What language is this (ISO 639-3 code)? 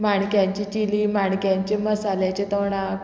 kok